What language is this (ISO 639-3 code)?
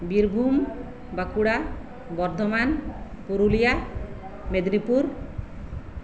sat